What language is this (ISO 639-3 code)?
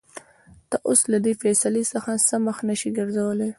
pus